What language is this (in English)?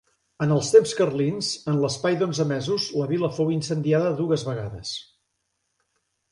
Catalan